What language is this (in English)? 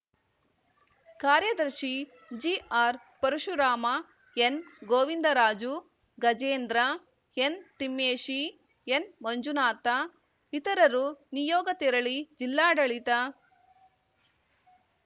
Kannada